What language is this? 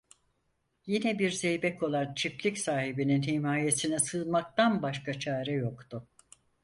Turkish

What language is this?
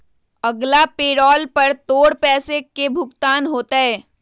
Magahi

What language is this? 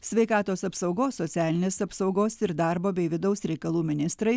Lithuanian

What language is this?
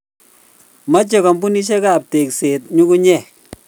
Kalenjin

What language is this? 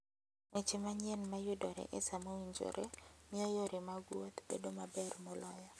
Luo (Kenya and Tanzania)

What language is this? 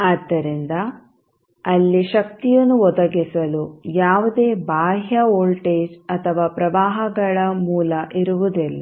Kannada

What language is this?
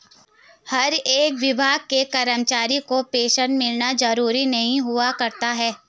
Hindi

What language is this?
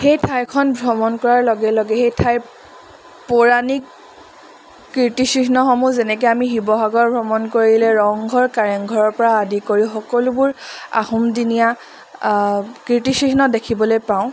Assamese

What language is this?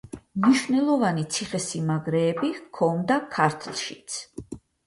Georgian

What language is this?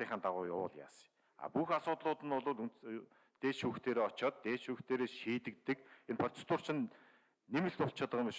Korean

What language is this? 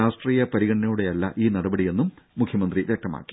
Malayalam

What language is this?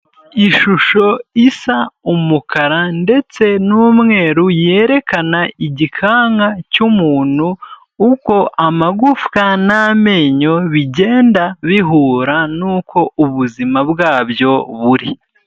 Kinyarwanda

